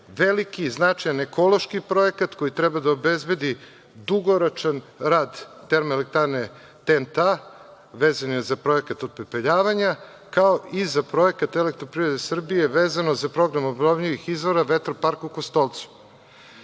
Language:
Serbian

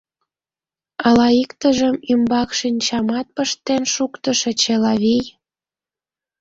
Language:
Mari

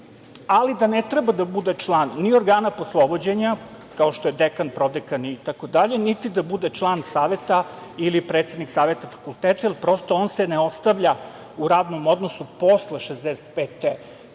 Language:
Serbian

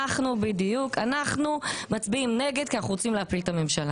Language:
Hebrew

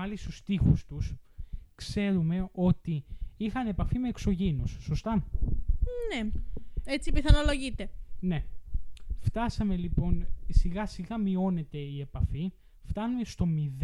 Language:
Greek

